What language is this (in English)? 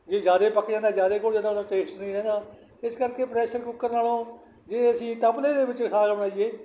Punjabi